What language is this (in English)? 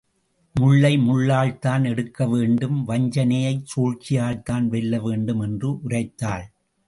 Tamil